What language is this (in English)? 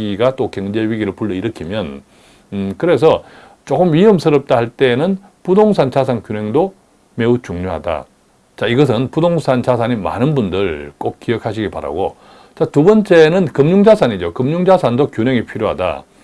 Korean